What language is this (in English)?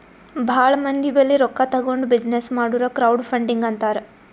Kannada